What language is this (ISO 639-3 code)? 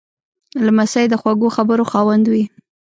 pus